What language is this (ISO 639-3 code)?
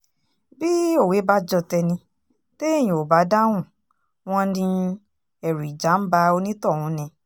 yor